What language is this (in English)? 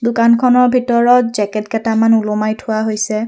Assamese